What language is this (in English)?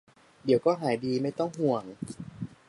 Thai